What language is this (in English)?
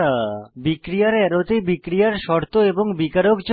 Bangla